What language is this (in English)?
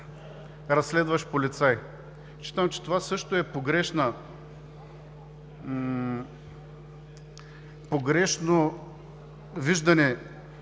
Bulgarian